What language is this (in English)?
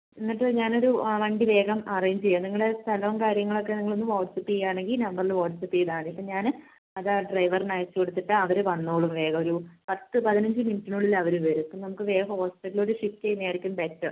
Malayalam